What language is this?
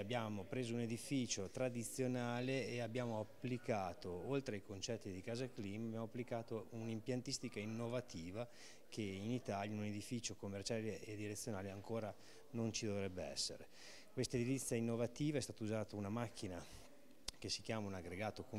Italian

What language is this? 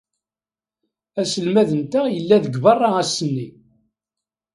Kabyle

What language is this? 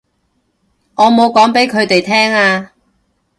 Cantonese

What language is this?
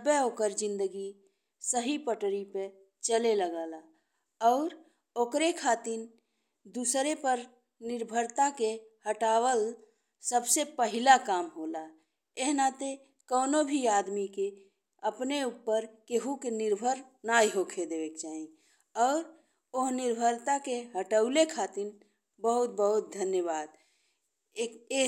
Bhojpuri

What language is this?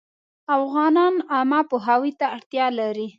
Pashto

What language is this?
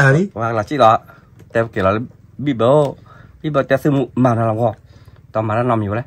Thai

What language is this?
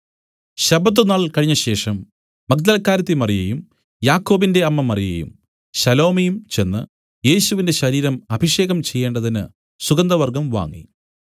Malayalam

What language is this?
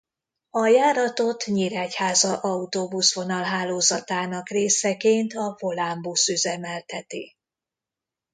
Hungarian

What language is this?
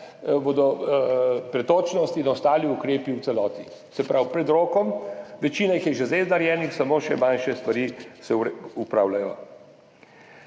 Slovenian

